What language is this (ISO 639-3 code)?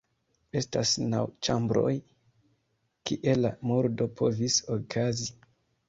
epo